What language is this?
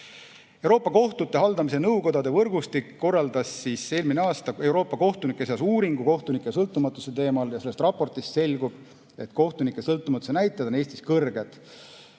Estonian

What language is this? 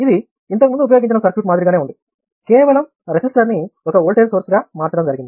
Telugu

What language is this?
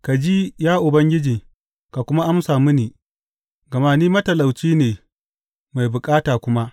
Hausa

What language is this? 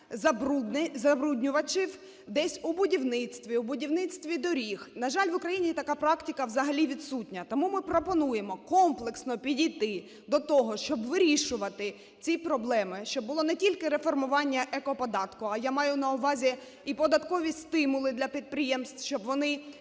Ukrainian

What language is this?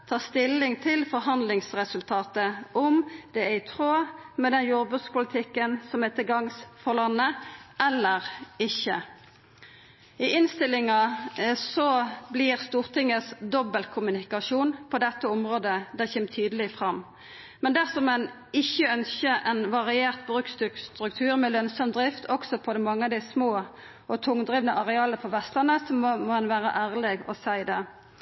Norwegian Nynorsk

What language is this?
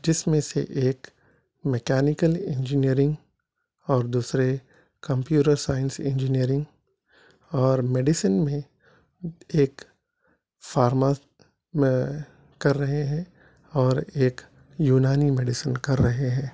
Urdu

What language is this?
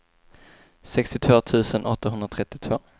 Swedish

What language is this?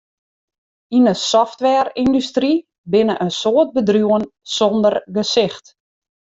Western Frisian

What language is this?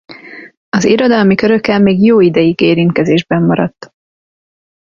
Hungarian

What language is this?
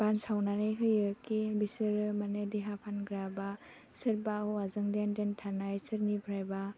Bodo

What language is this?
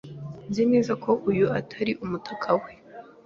Kinyarwanda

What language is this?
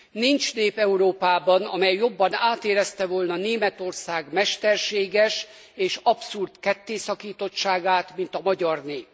Hungarian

